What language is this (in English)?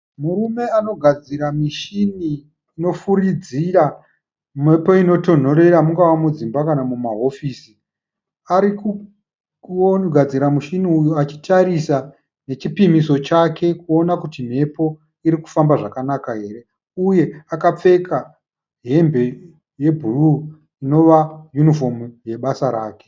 Shona